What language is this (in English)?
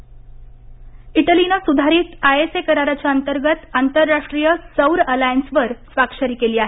Marathi